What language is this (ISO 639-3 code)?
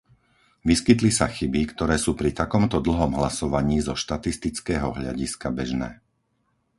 slk